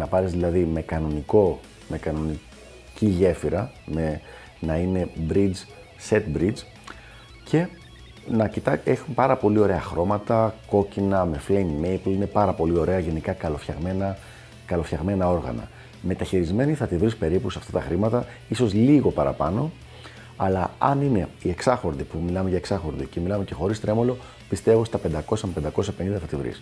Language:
Greek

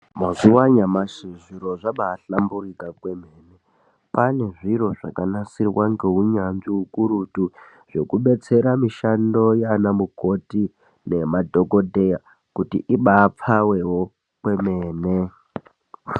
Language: Ndau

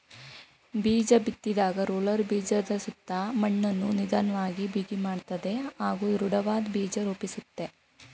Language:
Kannada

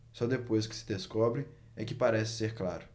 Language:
Portuguese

